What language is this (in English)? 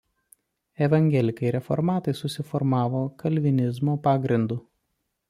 Lithuanian